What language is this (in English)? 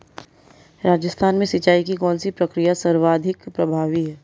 Hindi